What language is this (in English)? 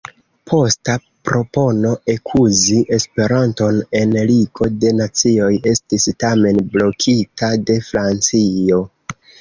Esperanto